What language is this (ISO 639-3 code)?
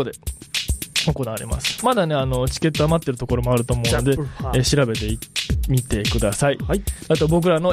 jpn